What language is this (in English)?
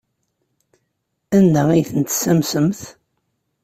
Kabyle